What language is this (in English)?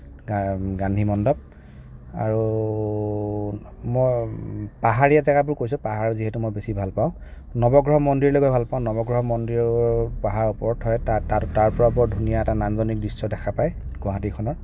Assamese